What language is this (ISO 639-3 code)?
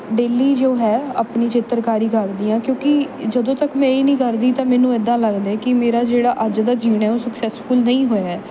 pan